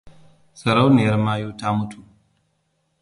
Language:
Hausa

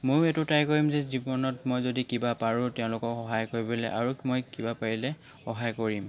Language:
Assamese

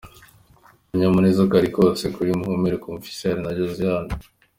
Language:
Kinyarwanda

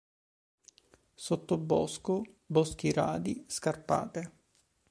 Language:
Italian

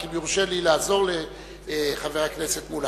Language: Hebrew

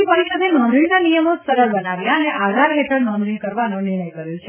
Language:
Gujarati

